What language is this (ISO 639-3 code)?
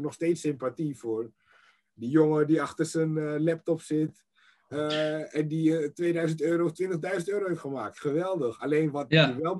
nld